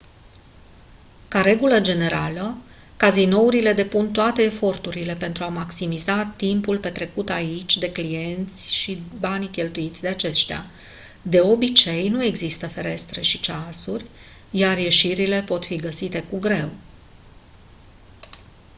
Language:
Romanian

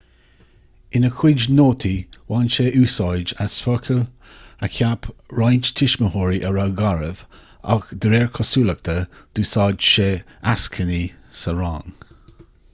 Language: Irish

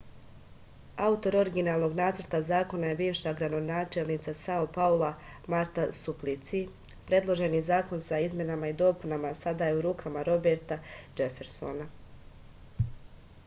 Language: Serbian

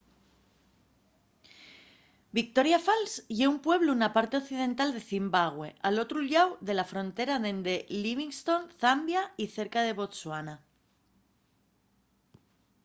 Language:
Asturian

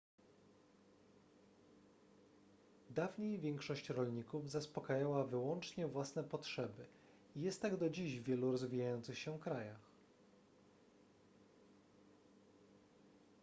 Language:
Polish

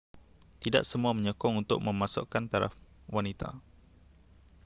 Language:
Malay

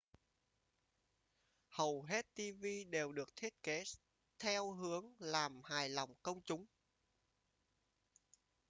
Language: Vietnamese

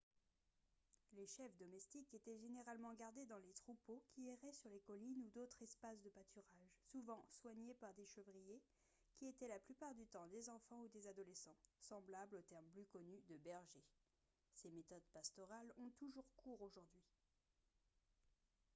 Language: French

